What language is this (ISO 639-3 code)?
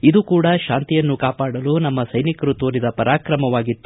kan